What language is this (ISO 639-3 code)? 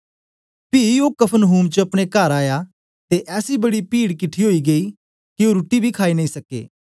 doi